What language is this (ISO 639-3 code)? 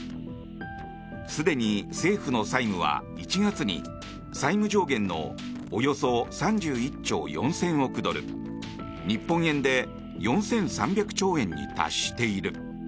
jpn